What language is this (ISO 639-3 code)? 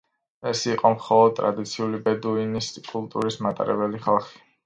kat